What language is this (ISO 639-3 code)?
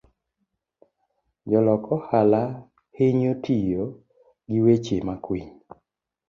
luo